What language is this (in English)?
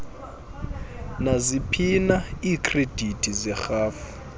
Xhosa